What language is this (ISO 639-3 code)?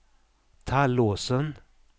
swe